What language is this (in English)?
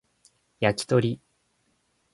Japanese